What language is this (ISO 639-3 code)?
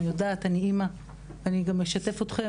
heb